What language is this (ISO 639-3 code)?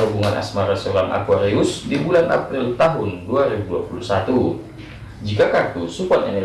ind